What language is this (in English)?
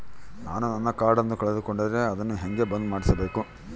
Kannada